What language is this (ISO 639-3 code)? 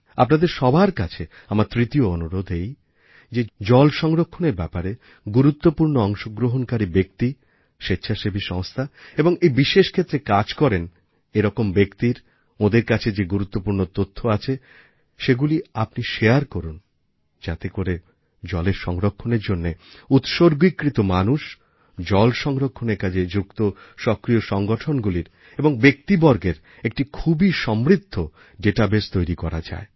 ben